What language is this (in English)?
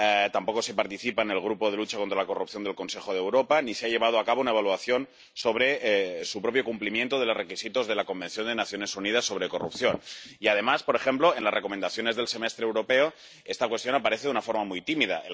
Spanish